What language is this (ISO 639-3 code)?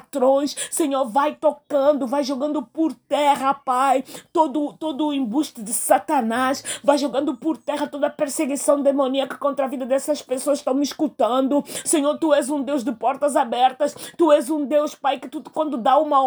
por